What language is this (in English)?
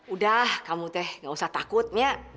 Indonesian